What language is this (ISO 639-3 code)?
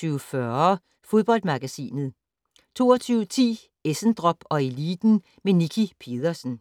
dan